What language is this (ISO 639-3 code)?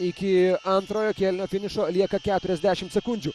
lit